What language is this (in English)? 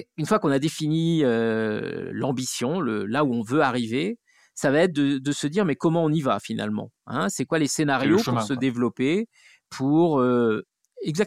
French